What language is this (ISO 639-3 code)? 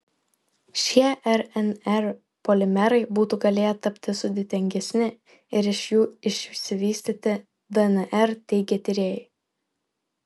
lit